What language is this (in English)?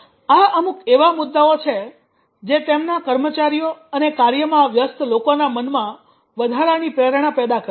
Gujarati